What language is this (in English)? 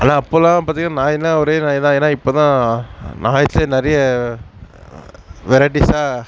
Tamil